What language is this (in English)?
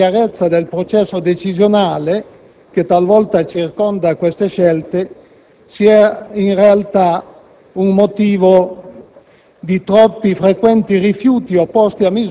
Italian